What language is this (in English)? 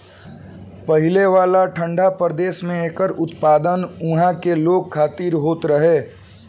Bhojpuri